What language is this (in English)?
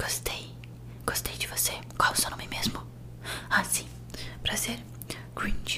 Portuguese